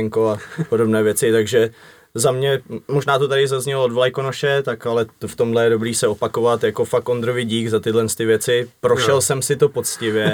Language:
Czech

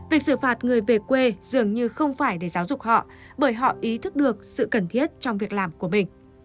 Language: Vietnamese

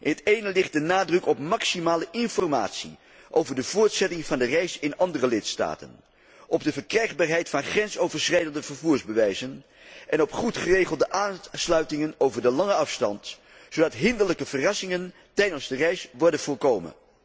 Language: Dutch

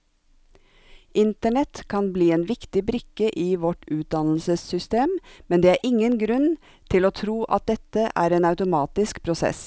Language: Norwegian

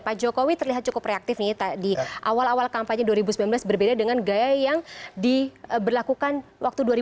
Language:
Indonesian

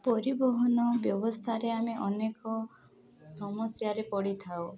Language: Odia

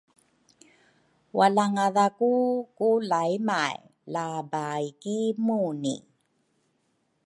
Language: Rukai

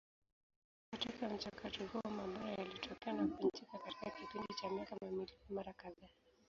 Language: Swahili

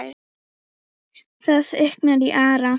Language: Icelandic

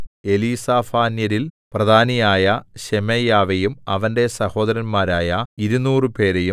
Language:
Malayalam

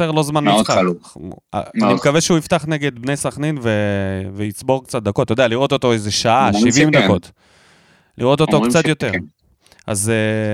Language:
Hebrew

